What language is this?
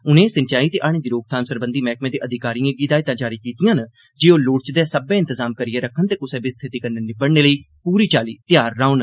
Dogri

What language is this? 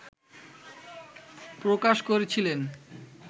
Bangla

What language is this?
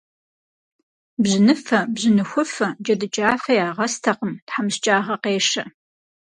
Kabardian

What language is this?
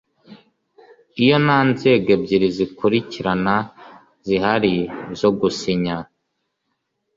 Kinyarwanda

